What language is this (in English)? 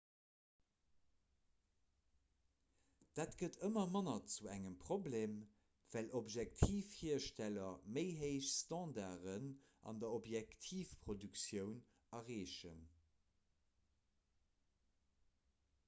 Luxembourgish